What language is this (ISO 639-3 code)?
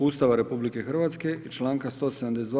hrv